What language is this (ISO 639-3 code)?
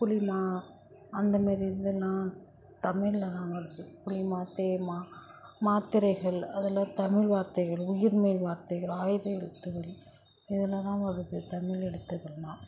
tam